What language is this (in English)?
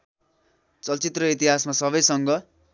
Nepali